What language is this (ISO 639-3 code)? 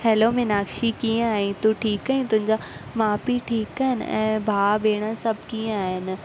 snd